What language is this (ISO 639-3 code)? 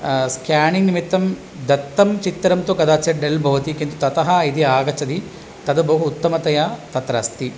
san